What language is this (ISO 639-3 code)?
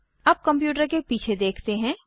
hin